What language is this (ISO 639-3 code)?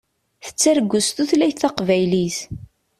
kab